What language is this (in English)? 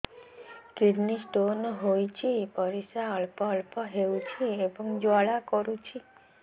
Odia